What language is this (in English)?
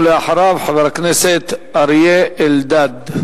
Hebrew